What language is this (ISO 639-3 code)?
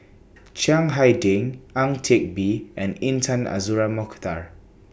eng